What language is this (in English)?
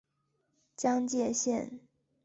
Chinese